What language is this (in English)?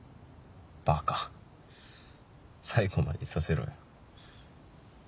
Japanese